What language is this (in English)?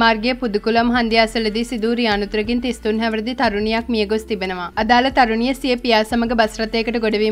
Romanian